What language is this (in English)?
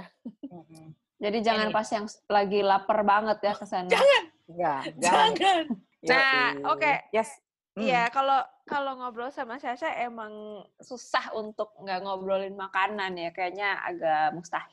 Indonesian